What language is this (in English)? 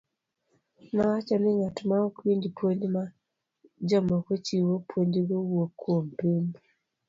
Luo (Kenya and Tanzania)